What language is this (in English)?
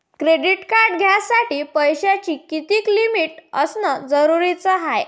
Marathi